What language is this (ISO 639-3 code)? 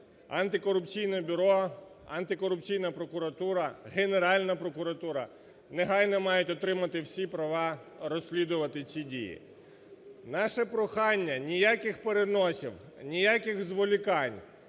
ukr